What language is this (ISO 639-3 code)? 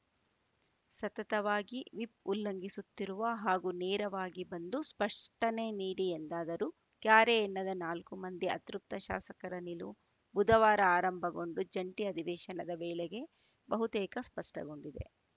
kan